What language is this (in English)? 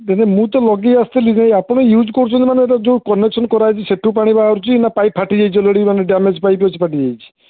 Odia